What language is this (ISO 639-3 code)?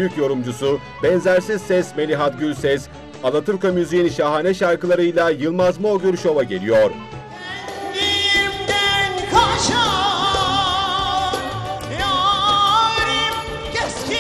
tur